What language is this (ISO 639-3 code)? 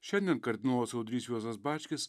lit